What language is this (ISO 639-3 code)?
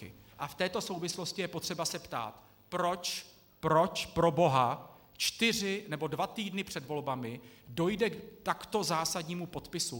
ces